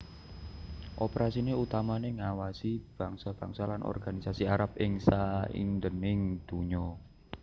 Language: Javanese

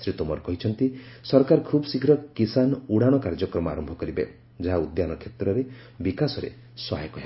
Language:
Odia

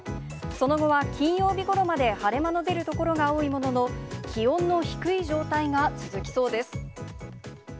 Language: Japanese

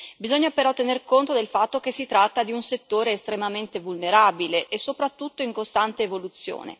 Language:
Italian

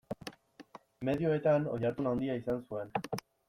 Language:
Basque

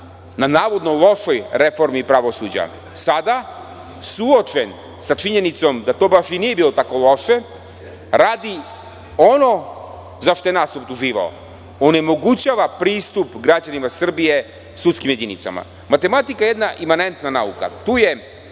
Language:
Serbian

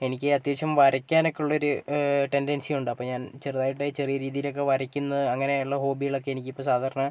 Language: Malayalam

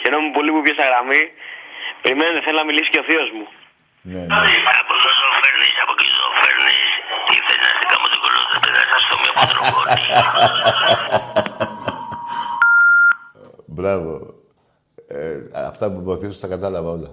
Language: Greek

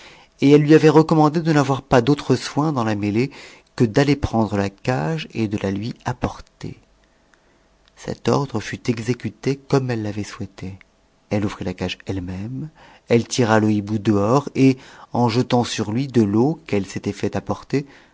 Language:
French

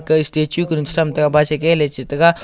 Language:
Wancho Naga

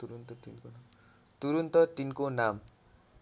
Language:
Nepali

